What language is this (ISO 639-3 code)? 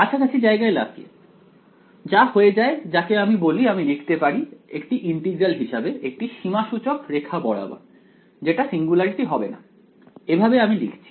ben